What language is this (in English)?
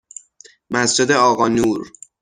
Persian